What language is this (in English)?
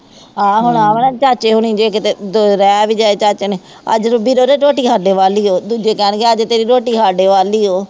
Punjabi